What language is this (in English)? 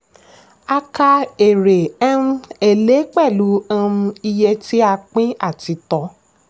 Yoruba